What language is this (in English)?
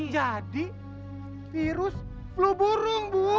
Indonesian